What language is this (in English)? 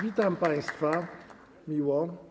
Polish